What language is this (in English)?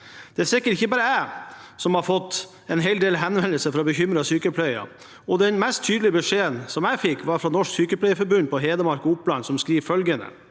Norwegian